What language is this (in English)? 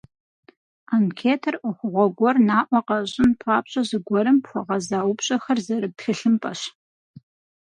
Kabardian